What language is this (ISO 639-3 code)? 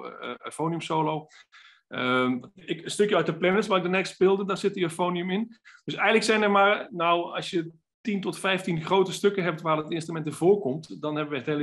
nld